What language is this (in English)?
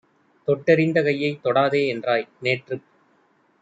Tamil